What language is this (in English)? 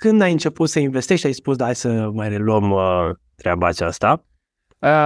Romanian